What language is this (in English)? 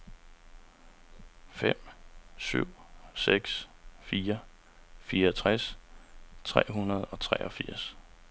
Danish